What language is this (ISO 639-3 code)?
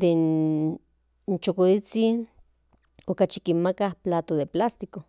nhn